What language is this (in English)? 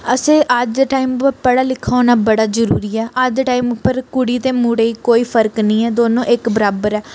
Dogri